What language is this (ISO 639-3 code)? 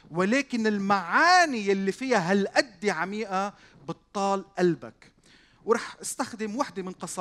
ara